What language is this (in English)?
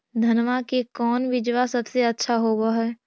Magahi